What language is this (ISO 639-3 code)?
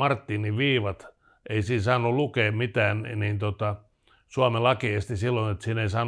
fin